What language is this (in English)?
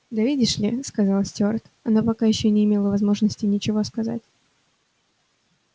Russian